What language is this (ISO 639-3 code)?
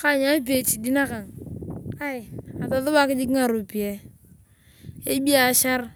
tuv